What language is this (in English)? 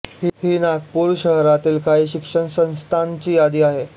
Marathi